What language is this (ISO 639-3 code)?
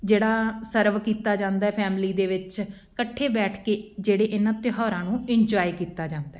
pan